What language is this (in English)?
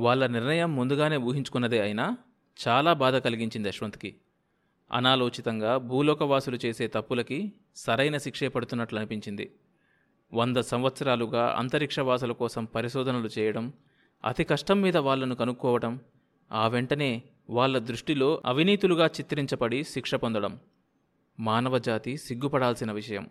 Telugu